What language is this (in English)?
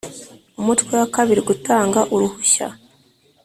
Kinyarwanda